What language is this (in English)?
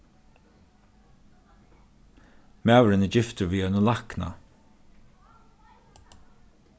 Faroese